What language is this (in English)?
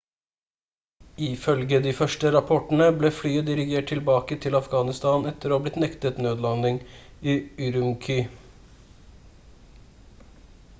Norwegian Bokmål